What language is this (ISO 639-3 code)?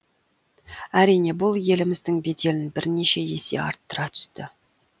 kaz